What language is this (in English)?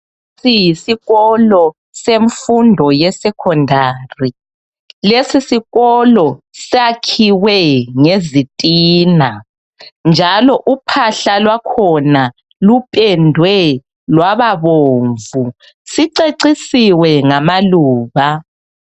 North Ndebele